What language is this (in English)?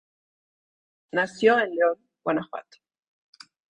Spanish